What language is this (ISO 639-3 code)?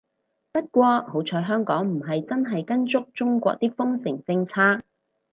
yue